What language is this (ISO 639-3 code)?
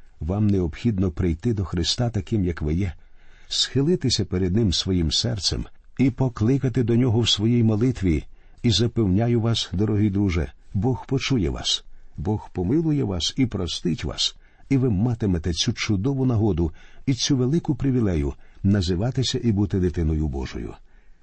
ukr